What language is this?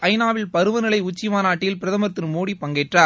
Tamil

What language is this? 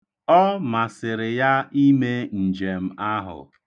Igbo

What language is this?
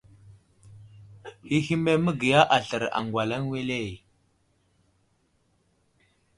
Wuzlam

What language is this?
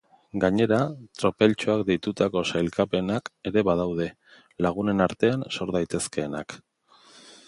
Basque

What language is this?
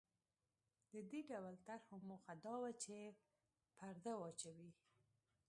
Pashto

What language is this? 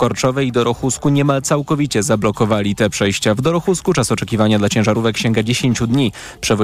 Polish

